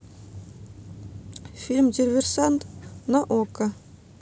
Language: Russian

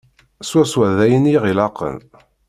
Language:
Kabyle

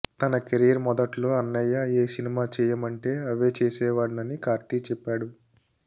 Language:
Telugu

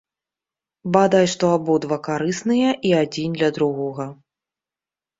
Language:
Belarusian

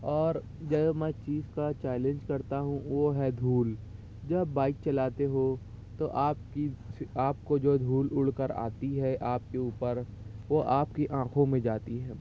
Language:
Urdu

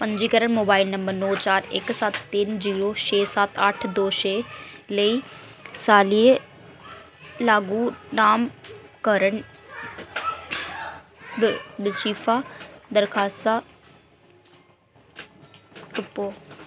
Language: Dogri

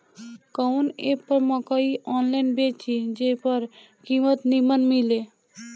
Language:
Bhojpuri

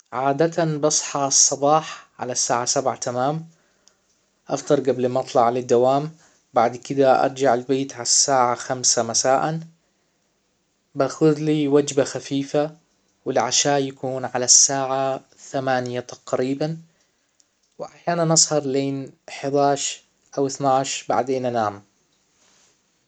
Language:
Hijazi Arabic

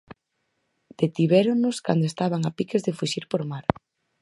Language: Galician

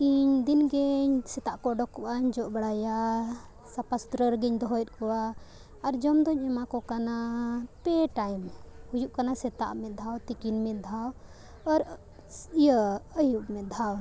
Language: Santali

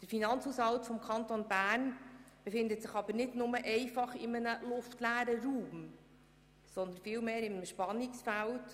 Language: Swiss German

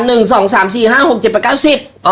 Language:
Thai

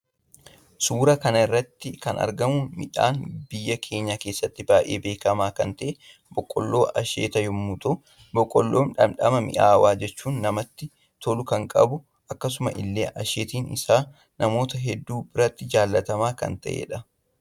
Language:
Oromo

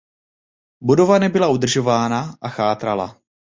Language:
Czech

